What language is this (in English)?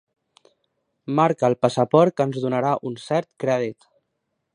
Catalan